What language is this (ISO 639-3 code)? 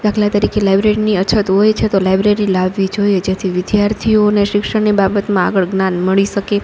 guj